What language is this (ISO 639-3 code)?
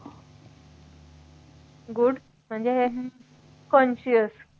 mar